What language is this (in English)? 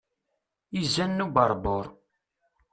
Kabyle